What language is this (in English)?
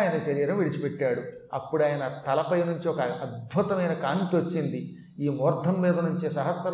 Telugu